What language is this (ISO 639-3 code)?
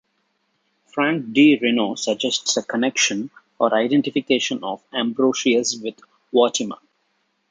eng